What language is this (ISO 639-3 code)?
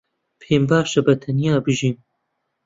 ckb